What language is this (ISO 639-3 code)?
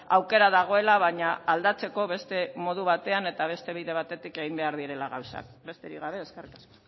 eus